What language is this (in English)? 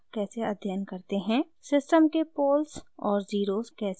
Hindi